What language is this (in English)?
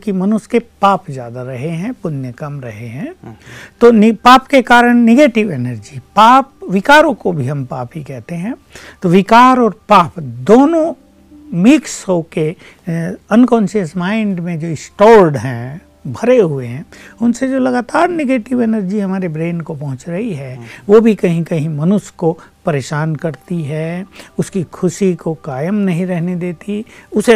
Hindi